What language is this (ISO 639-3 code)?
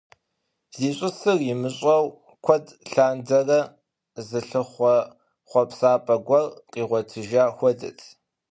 kbd